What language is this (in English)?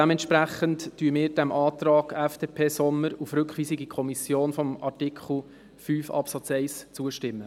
Swiss German